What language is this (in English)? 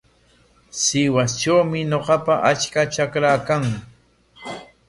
Corongo Ancash Quechua